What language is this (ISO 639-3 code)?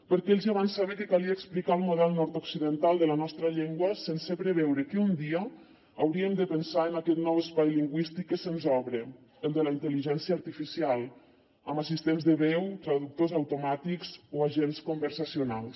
cat